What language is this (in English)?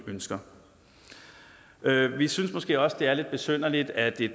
Danish